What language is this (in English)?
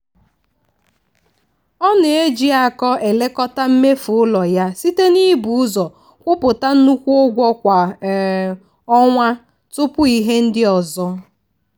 Igbo